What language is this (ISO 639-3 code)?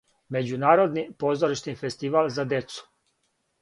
srp